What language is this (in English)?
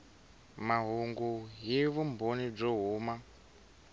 Tsonga